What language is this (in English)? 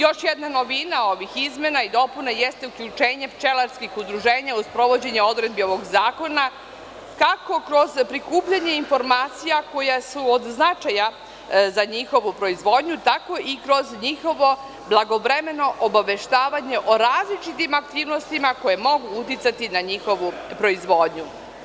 Serbian